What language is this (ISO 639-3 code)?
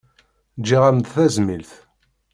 kab